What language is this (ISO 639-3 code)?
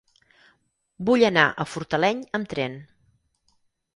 cat